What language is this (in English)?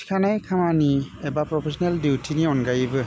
Bodo